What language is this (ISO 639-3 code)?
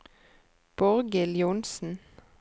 nor